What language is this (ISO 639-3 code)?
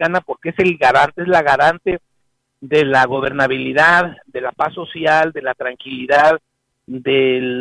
spa